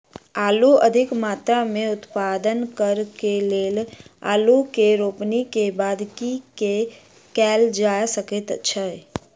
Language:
Maithili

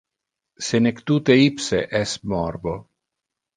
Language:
Interlingua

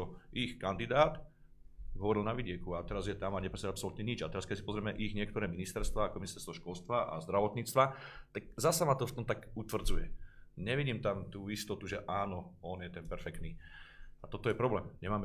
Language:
Slovak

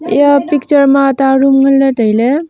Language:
Wancho Naga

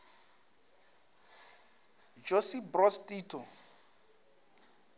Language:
Northern Sotho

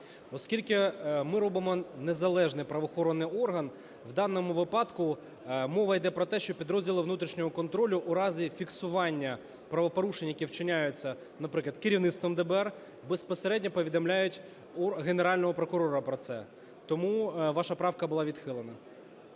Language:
Ukrainian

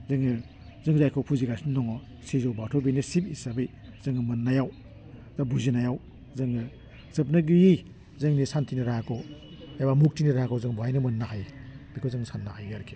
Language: Bodo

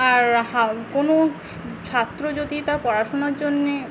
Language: Bangla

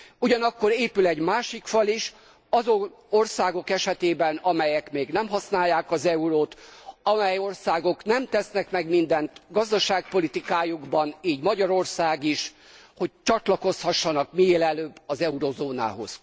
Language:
Hungarian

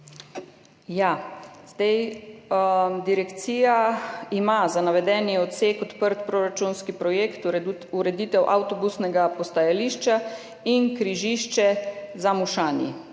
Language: Slovenian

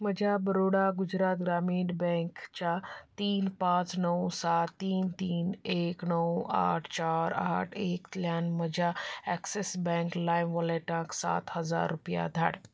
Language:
Konkani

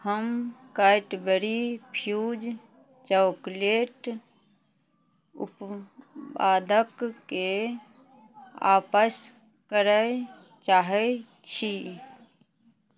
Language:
Maithili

